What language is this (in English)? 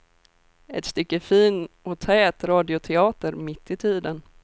Swedish